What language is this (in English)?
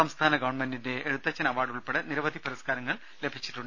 Malayalam